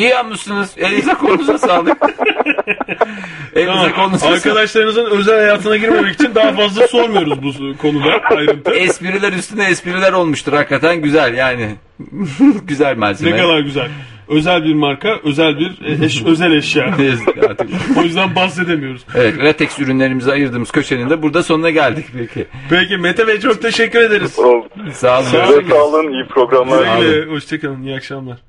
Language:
Turkish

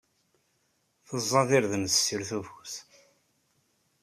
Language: Kabyle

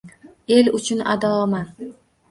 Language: Uzbek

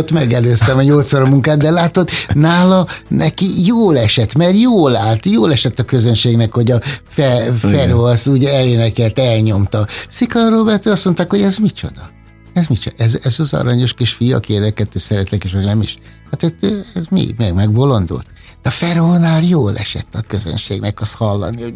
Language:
Hungarian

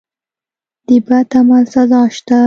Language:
Pashto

